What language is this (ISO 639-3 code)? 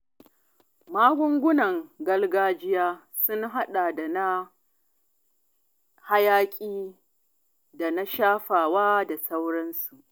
hau